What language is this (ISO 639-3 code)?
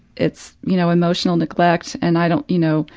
eng